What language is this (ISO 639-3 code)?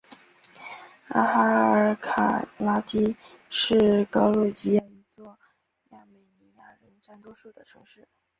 zho